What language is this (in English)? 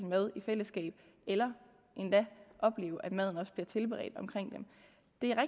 Danish